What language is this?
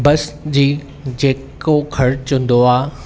Sindhi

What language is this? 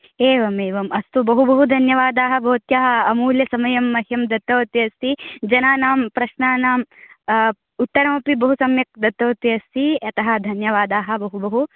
Sanskrit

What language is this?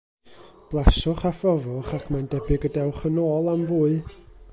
Welsh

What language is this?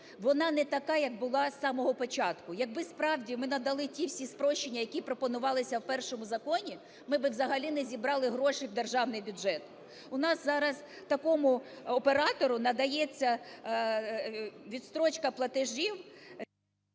Ukrainian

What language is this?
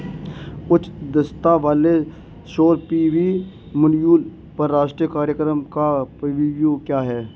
Hindi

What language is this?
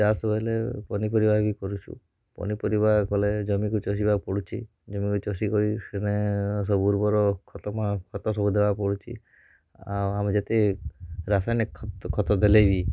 Odia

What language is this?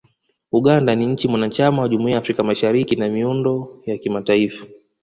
Swahili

